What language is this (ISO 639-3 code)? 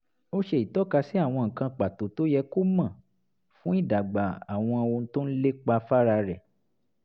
yor